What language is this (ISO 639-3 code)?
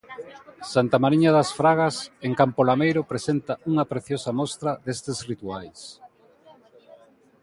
glg